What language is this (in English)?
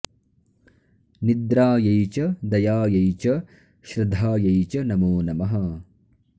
Sanskrit